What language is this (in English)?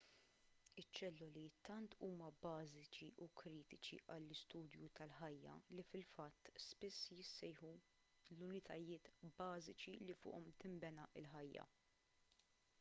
Maltese